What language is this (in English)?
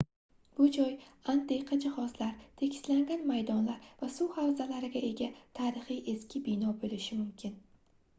Uzbek